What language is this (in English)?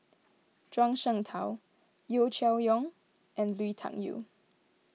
English